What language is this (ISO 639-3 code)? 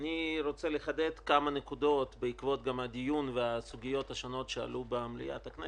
heb